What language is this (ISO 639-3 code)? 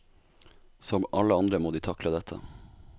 nor